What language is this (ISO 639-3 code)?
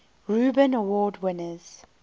eng